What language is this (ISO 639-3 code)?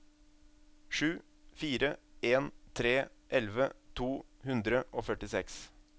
nor